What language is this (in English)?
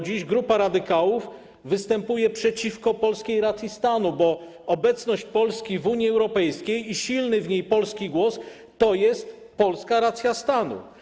Polish